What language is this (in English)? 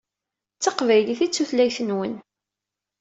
Kabyle